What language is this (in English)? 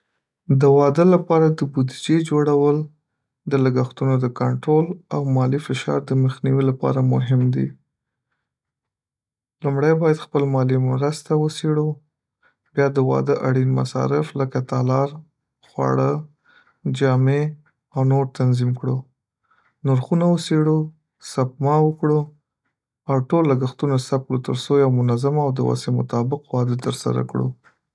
Pashto